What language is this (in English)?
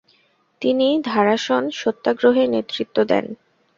Bangla